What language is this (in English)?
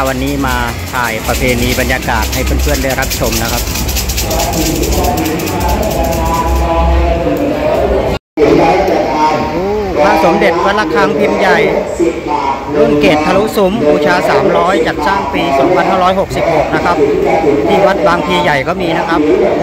Thai